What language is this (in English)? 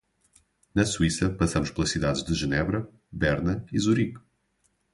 Portuguese